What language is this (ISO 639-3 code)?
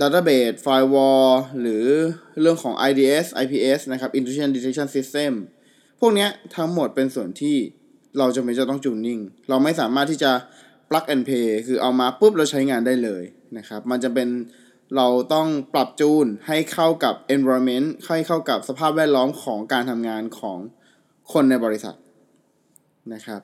tha